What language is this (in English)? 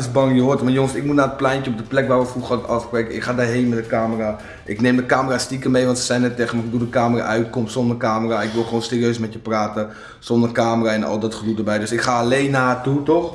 Dutch